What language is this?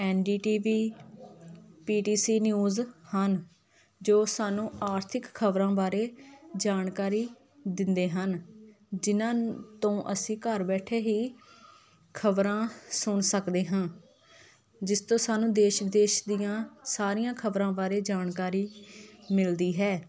Punjabi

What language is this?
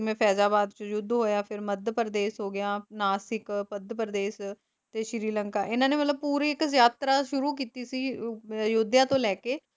Punjabi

